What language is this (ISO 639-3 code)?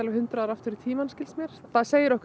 isl